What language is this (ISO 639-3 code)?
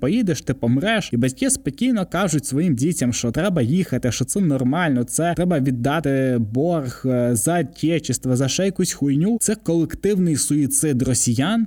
ukr